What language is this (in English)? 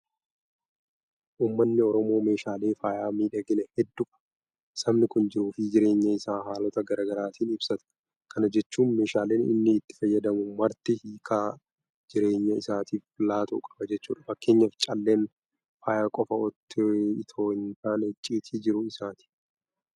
Oromo